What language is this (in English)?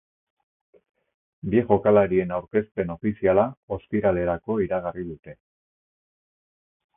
Basque